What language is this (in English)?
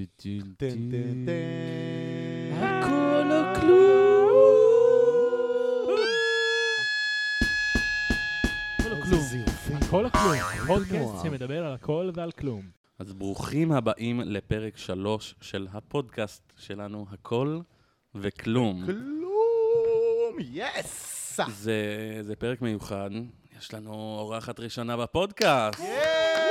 Hebrew